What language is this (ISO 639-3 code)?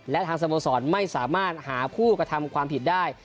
tha